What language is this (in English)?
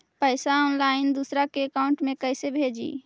Magahi